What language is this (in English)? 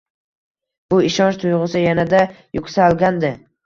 Uzbek